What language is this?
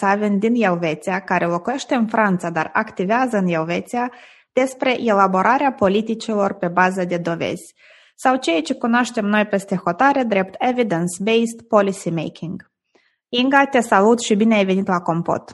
Romanian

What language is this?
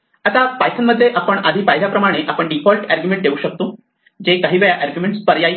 Marathi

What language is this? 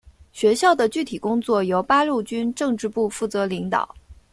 Chinese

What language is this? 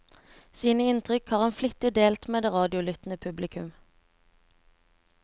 Norwegian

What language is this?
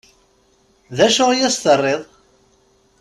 Kabyle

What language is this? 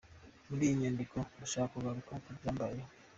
Kinyarwanda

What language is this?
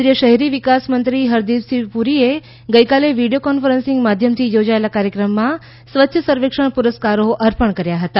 Gujarati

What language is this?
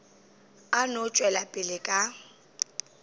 Northern Sotho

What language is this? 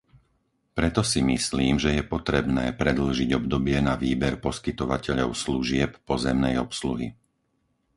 Slovak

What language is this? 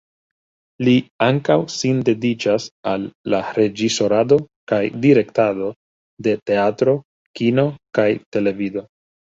Esperanto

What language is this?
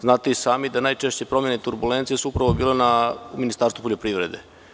Serbian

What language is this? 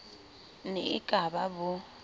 Southern Sotho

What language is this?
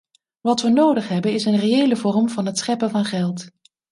Dutch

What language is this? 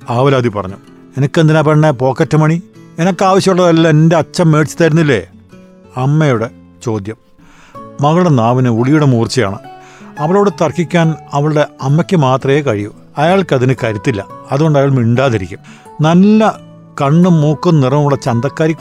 Malayalam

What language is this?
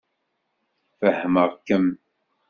Kabyle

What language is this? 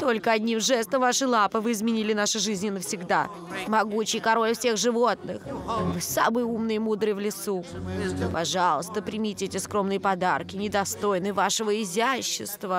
Russian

